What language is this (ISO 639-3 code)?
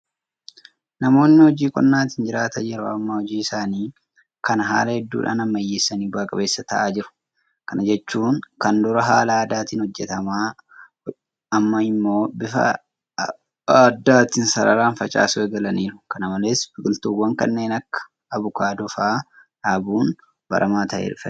orm